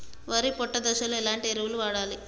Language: Telugu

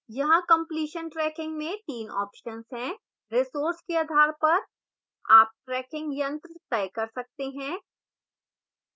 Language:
Hindi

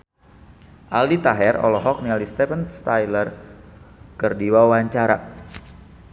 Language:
Sundanese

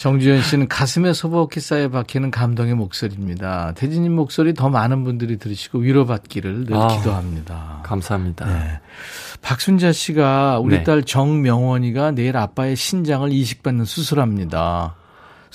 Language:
Korean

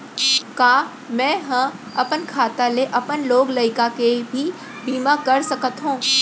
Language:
Chhattisgarhi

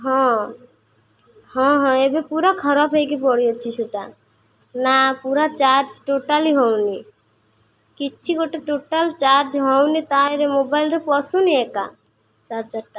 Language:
Odia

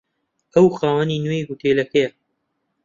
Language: Central Kurdish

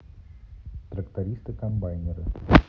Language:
Russian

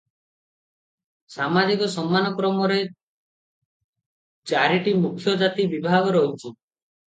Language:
Odia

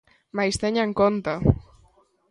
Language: Galician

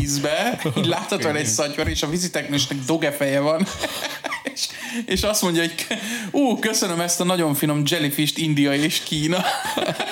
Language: Hungarian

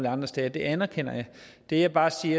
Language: Danish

